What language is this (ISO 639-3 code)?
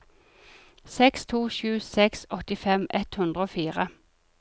nor